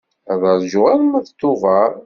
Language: Kabyle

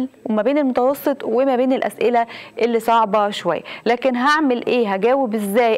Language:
Arabic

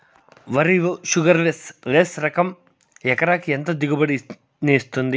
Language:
Telugu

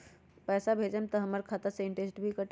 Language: Magahi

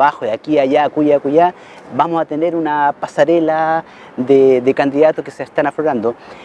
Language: Spanish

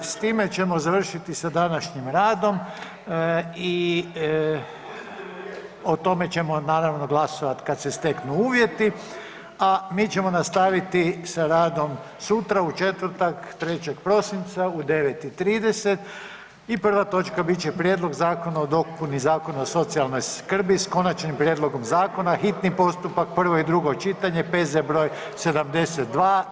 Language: Croatian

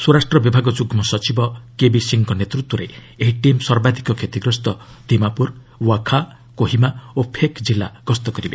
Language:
Odia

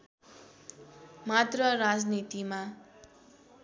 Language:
Nepali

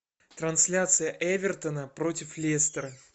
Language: Russian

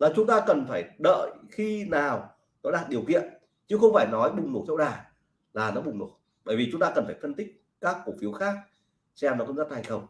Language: Vietnamese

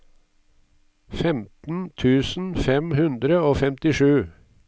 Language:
Norwegian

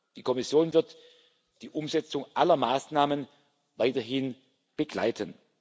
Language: German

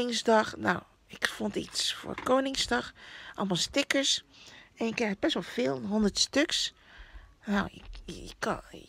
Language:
Dutch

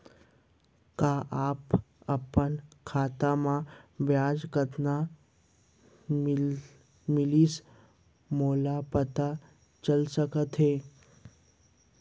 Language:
Chhattisgarhi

